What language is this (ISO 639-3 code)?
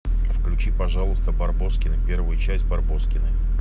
rus